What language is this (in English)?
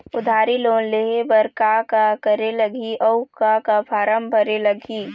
Chhattisgarhi